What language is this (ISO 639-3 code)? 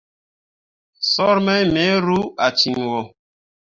mua